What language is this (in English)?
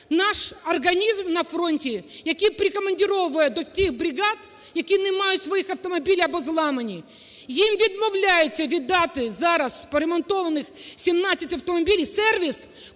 Ukrainian